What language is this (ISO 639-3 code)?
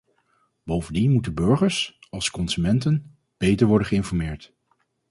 nld